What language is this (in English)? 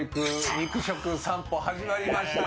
Japanese